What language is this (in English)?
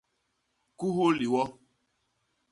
Basaa